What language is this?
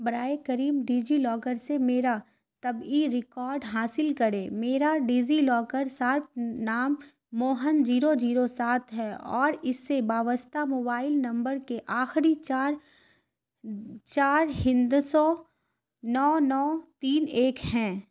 Urdu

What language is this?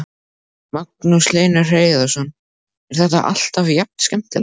Icelandic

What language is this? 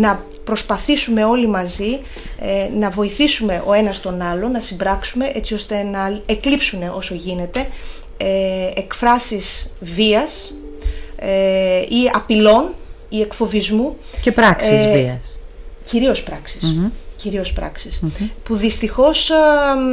Greek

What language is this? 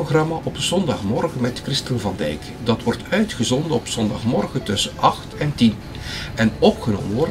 Dutch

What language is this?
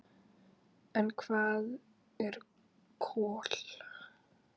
Icelandic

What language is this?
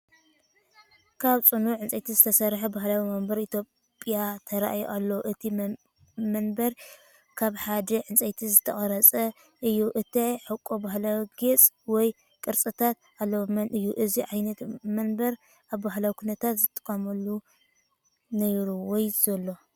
Tigrinya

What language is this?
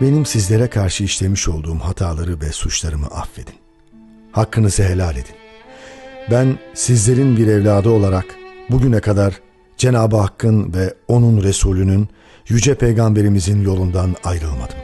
Turkish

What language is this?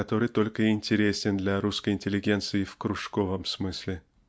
Russian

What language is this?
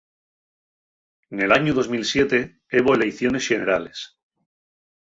Asturian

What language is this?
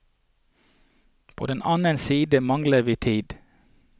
Norwegian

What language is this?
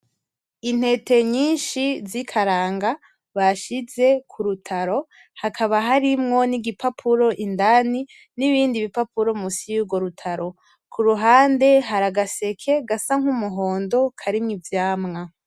Rundi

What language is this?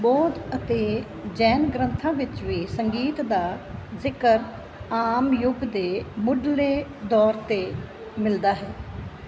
Punjabi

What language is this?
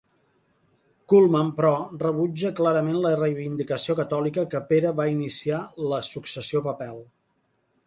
Catalan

